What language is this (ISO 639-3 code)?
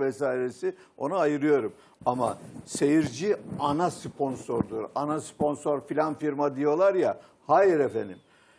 tur